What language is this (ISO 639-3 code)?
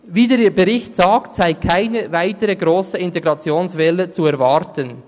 gsw